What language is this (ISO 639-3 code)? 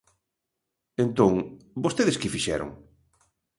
glg